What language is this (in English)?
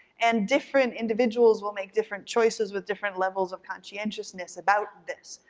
English